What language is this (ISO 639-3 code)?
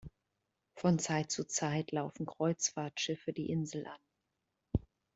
deu